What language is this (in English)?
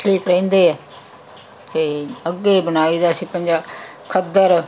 Punjabi